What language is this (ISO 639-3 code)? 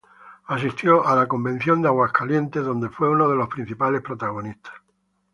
spa